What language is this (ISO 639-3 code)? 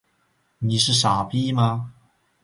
zho